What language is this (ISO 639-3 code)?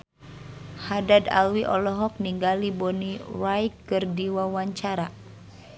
sun